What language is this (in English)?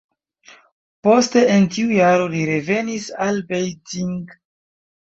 Esperanto